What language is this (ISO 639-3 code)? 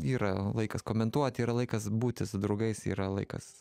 lit